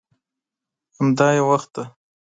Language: Pashto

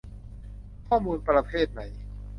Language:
Thai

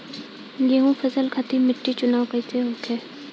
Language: Bhojpuri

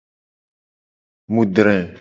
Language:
Gen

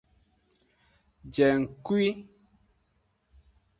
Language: Aja (Benin)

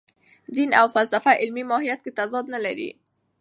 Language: Pashto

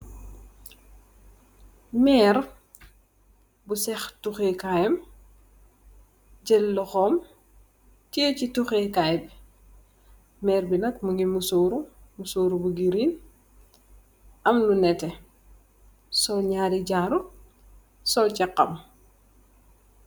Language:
Wolof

